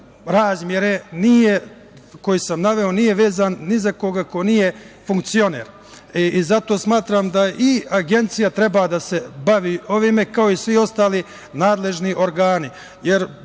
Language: Serbian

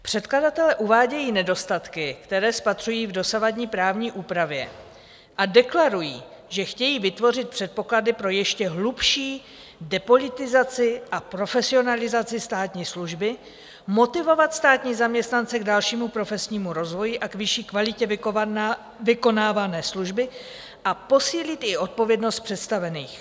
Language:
Czech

